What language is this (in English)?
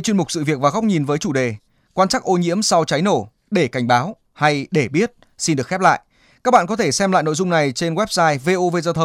Vietnamese